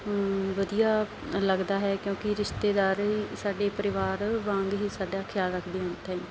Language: Punjabi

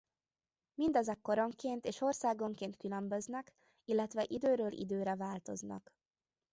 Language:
Hungarian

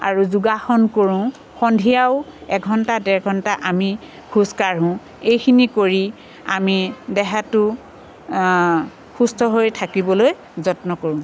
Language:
Assamese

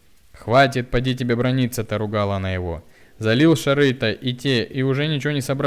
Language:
Russian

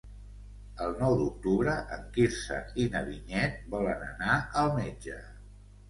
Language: Catalan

